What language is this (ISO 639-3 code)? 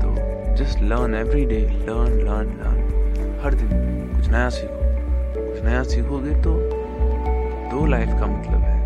hin